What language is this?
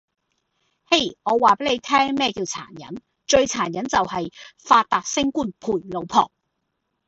Cantonese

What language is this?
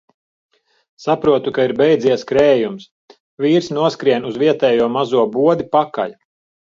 Latvian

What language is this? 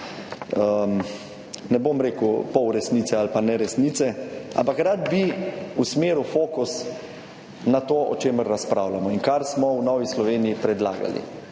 Slovenian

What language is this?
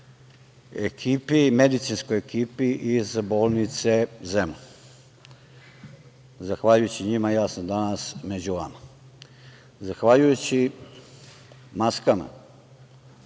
Serbian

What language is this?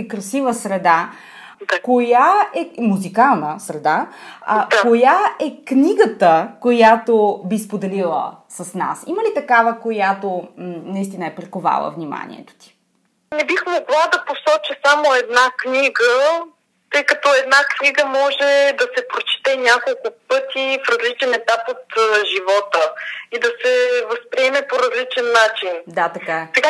Bulgarian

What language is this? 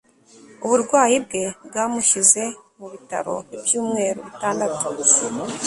Kinyarwanda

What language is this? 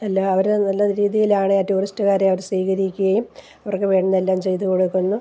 Malayalam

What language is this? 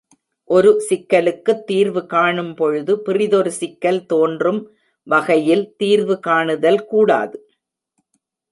Tamil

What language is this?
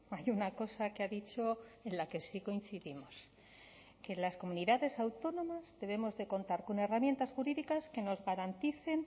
Spanish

